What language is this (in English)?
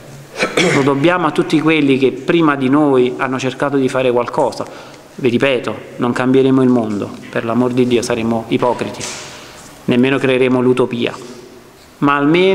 Italian